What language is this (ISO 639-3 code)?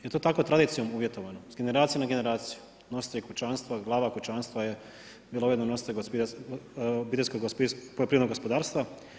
hrv